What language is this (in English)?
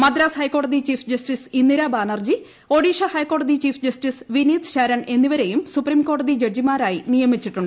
Malayalam